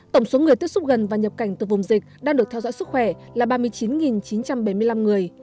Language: Vietnamese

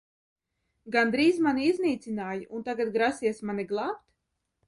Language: Latvian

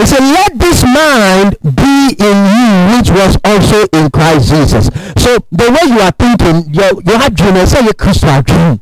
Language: English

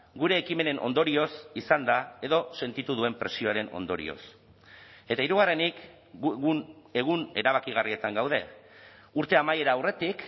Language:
Basque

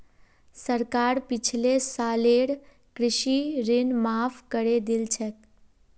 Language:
Magahi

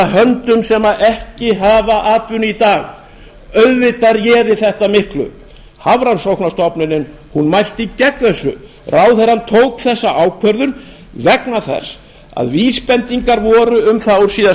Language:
Icelandic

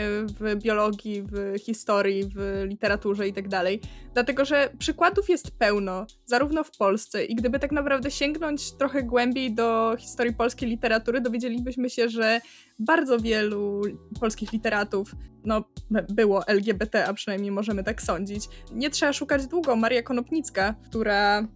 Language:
Polish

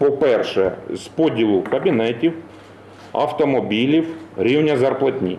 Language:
Ukrainian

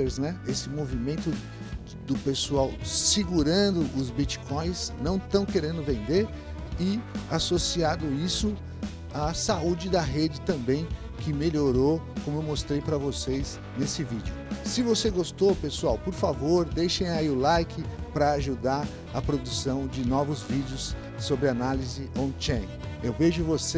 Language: Portuguese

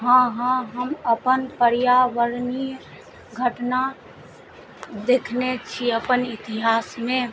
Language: Maithili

